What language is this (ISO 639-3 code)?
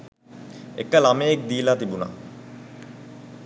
sin